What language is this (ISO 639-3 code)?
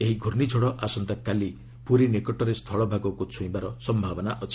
ori